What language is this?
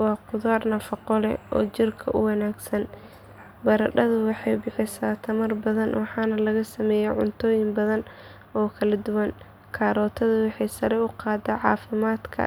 Somali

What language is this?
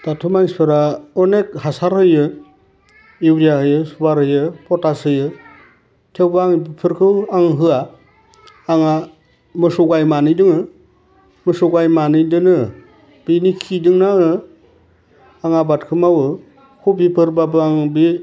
Bodo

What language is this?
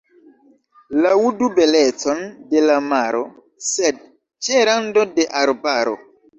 Esperanto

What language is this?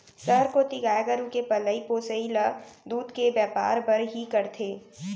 Chhattisgarhi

